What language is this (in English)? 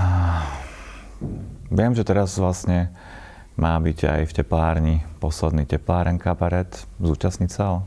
Slovak